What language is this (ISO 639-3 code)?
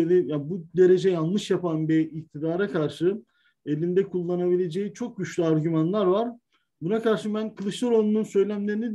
tur